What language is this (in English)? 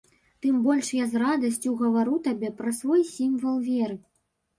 Belarusian